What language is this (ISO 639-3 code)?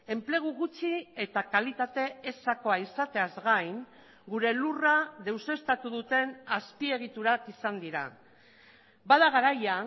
eus